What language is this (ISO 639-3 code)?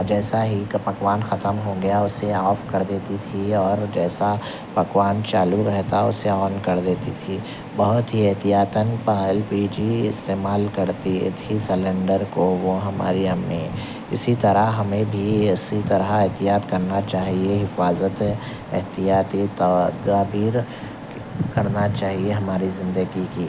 urd